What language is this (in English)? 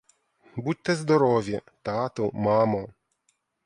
Ukrainian